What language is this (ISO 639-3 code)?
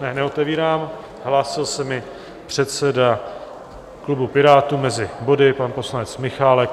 ces